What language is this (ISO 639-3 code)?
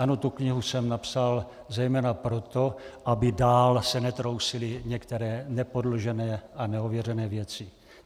ces